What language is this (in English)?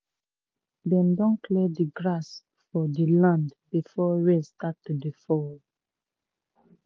Nigerian Pidgin